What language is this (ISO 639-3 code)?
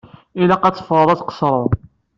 kab